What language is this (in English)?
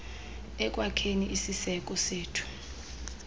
Xhosa